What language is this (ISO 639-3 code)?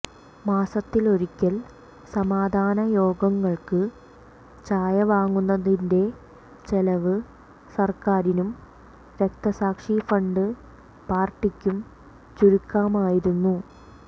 mal